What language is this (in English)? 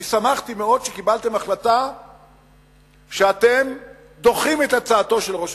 Hebrew